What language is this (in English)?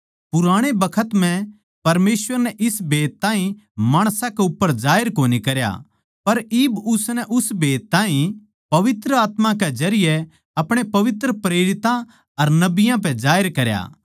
Haryanvi